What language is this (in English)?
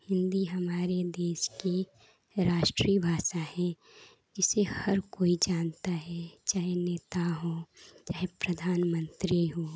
Hindi